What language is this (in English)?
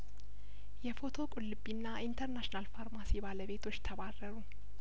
Amharic